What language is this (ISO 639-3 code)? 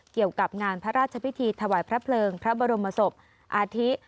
tha